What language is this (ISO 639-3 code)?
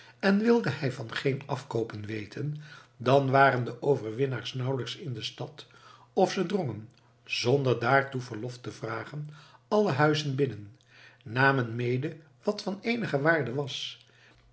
nld